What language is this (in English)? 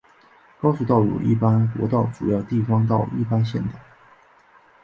Chinese